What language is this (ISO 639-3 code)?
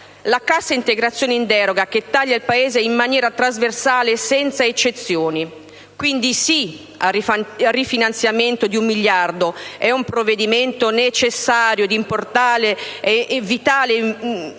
ita